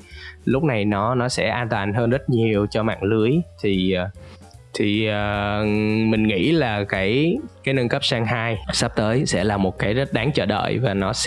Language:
Vietnamese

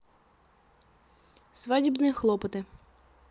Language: Russian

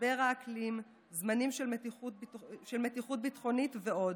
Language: Hebrew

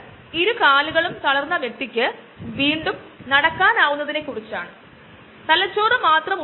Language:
Malayalam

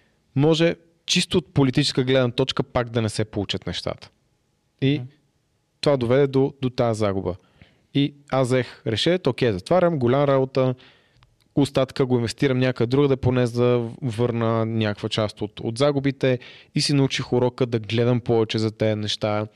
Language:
Bulgarian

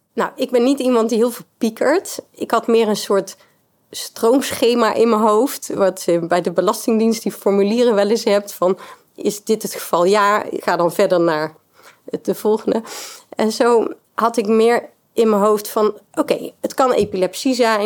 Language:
Dutch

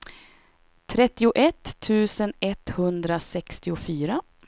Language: Swedish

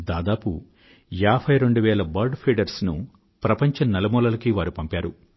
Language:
Telugu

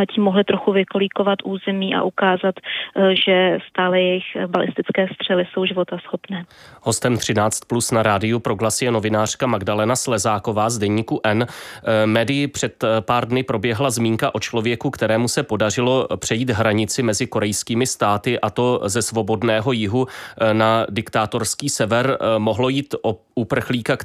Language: Czech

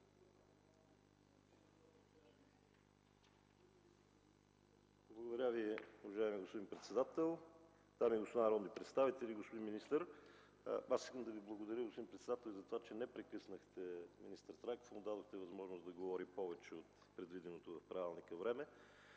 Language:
Bulgarian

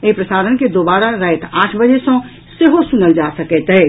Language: Maithili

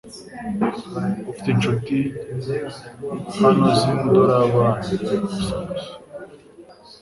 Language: Kinyarwanda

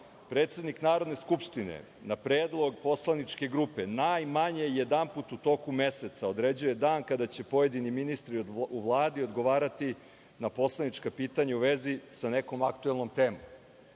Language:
Serbian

